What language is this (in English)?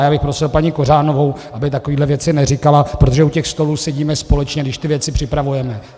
Czech